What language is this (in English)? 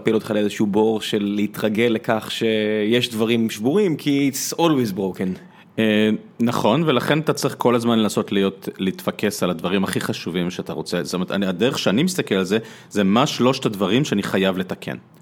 Hebrew